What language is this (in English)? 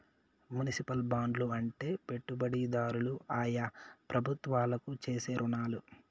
Telugu